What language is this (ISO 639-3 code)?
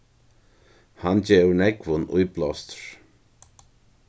fao